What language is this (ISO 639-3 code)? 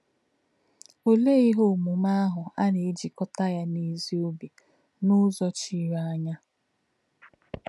ibo